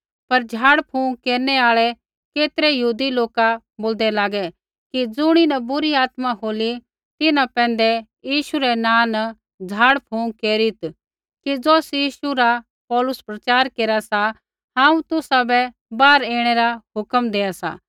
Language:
Kullu Pahari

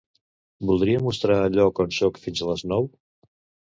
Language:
Catalan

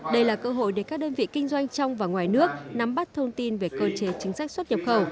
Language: Vietnamese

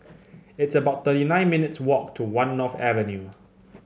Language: English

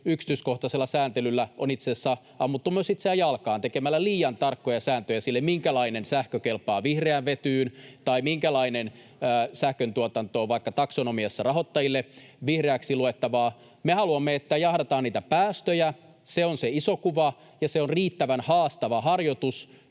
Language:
Finnish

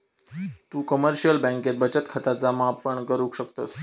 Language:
Marathi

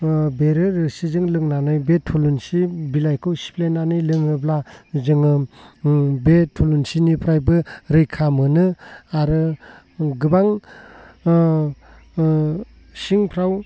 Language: Bodo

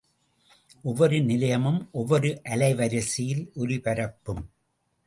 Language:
Tamil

